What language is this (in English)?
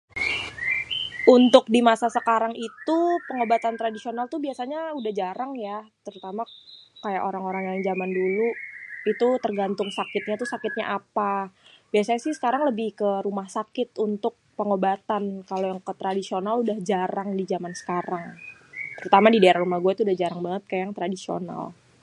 Betawi